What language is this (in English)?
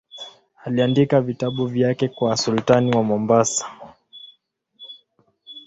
Swahili